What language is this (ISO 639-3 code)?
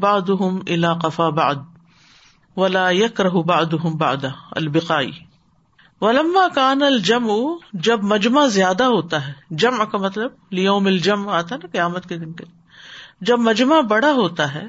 urd